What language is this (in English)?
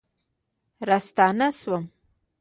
Pashto